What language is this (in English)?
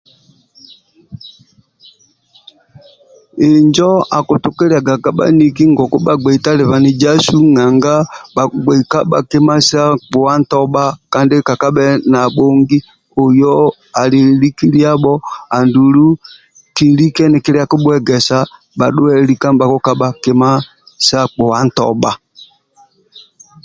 Amba (Uganda)